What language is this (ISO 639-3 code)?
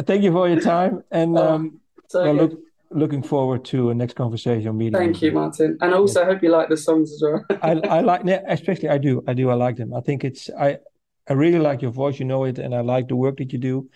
eng